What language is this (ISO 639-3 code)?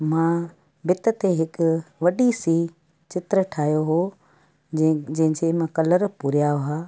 snd